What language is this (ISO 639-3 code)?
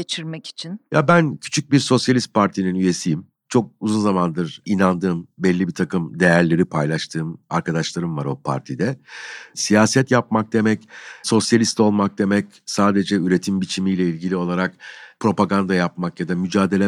tur